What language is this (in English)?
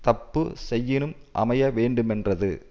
Tamil